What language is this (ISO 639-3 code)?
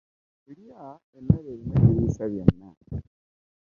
lug